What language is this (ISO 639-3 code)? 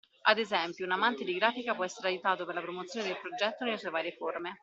ita